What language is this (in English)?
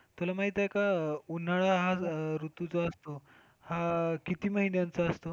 Marathi